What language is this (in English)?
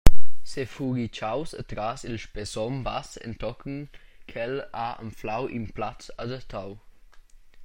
Romansh